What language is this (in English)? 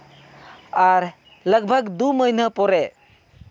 Santali